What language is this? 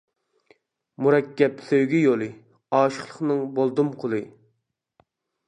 Uyghur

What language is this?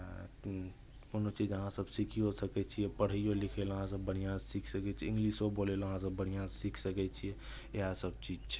Maithili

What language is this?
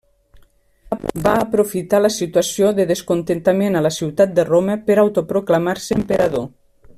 Catalan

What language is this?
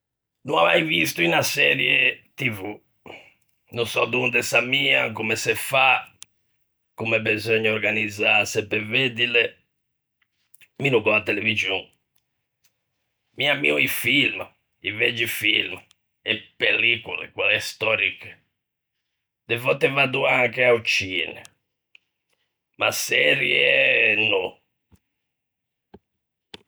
Ligurian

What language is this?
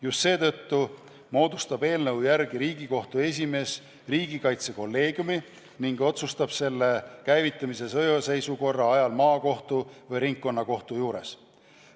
Estonian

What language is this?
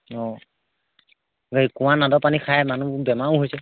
Assamese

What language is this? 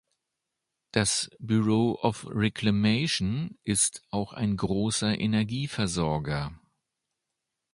German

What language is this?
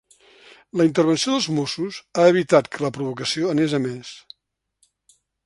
Catalan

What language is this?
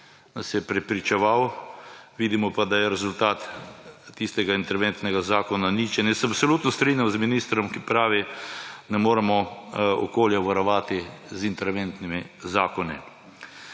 Slovenian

